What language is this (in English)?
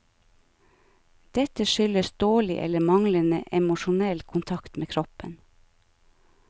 Norwegian